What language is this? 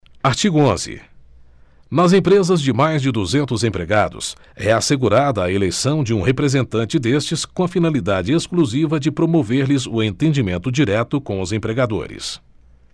Portuguese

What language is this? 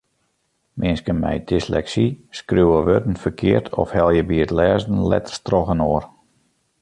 Western Frisian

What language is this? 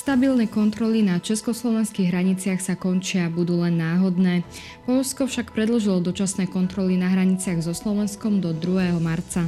Slovak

